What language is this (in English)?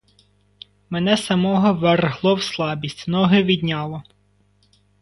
Ukrainian